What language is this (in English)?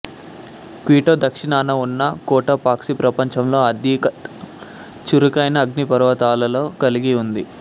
Telugu